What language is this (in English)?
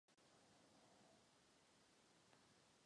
Czech